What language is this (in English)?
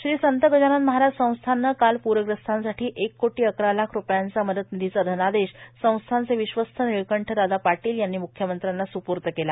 Marathi